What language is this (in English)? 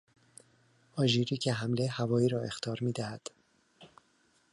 Persian